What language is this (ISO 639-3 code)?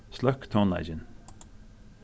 fao